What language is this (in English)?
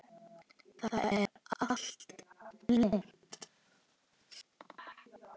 Icelandic